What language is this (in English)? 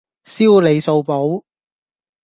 Cantonese